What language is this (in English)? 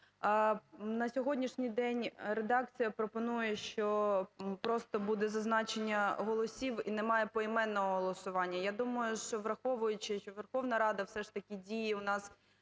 Ukrainian